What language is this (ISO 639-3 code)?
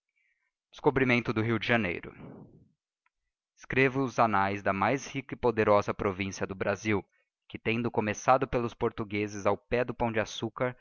por